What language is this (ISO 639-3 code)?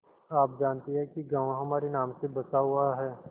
hin